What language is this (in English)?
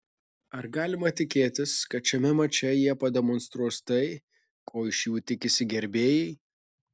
Lithuanian